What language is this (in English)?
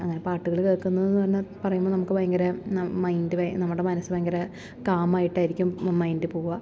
Malayalam